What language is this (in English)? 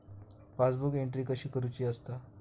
Marathi